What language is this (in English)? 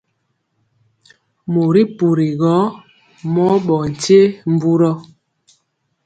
Mpiemo